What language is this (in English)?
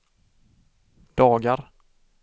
Swedish